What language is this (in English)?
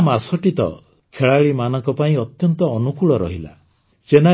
Odia